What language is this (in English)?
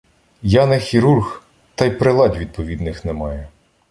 Ukrainian